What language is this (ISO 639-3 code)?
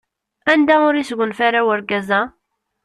kab